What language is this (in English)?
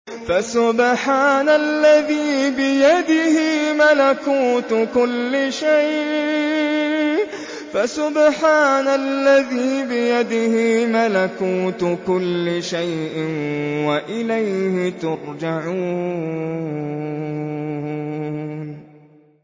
Arabic